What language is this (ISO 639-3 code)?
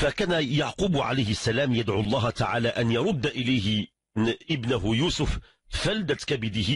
ara